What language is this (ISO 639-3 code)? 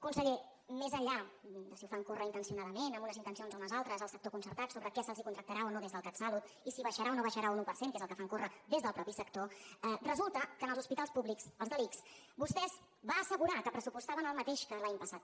cat